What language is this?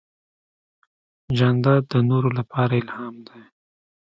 Pashto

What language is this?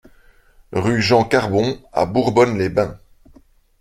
French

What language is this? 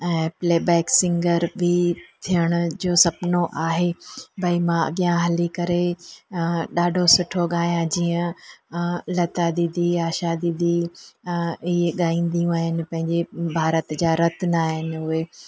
Sindhi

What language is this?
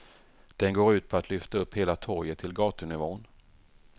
Swedish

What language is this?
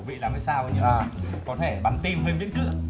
Vietnamese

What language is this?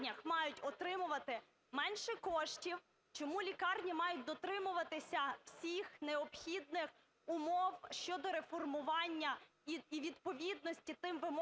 Ukrainian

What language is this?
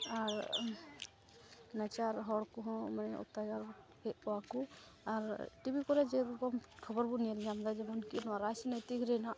Santali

